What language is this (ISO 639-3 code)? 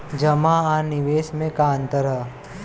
bho